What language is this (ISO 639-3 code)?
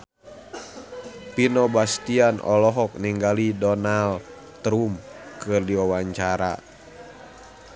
sun